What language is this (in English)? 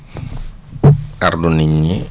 Wolof